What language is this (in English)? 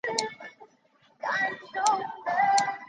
Chinese